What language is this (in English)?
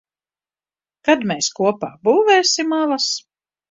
Latvian